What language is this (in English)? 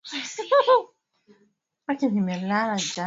Swahili